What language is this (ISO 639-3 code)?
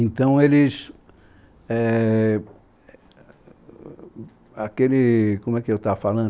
por